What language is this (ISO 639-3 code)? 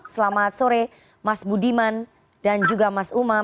ind